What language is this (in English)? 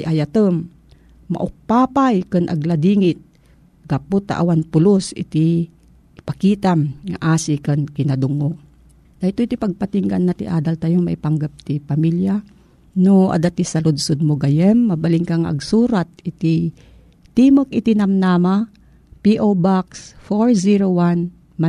Filipino